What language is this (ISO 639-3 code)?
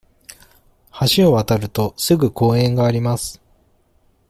jpn